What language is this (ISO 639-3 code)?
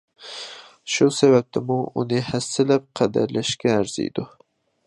uig